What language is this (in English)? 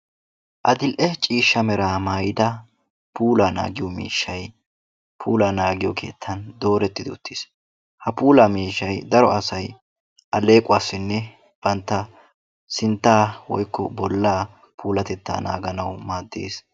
Wolaytta